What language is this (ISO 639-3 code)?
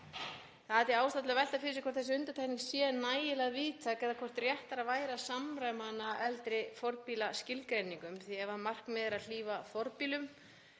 isl